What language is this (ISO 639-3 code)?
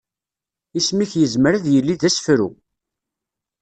kab